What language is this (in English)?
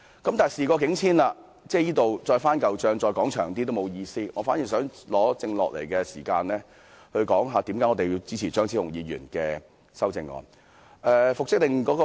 Cantonese